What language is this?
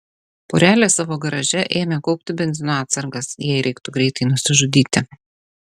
Lithuanian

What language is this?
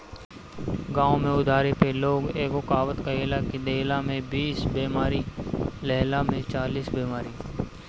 Bhojpuri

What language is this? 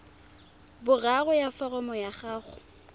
Tswana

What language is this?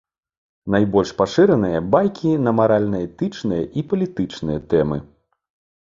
Belarusian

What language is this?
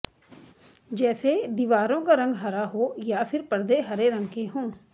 Hindi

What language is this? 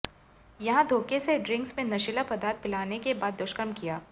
Hindi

